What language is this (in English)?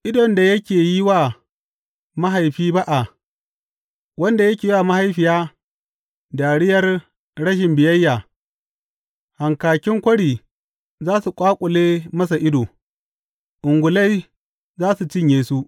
Hausa